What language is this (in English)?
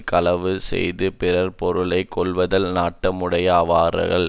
Tamil